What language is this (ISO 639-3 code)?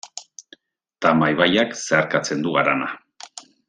eus